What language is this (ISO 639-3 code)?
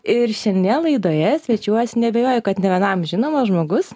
lit